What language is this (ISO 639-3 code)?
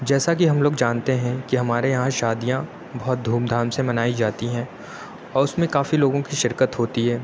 urd